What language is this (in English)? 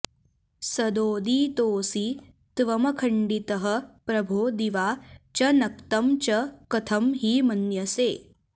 Sanskrit